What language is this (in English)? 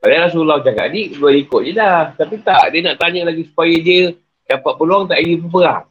Malay